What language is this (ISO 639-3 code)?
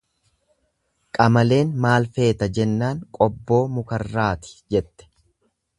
orm